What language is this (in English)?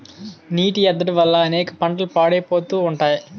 Telugu